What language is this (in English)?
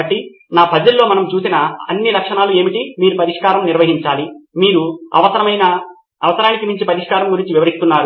Telugu